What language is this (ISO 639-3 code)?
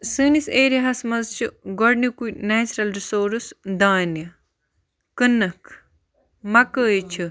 kas